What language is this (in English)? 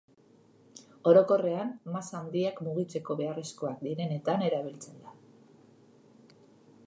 Basque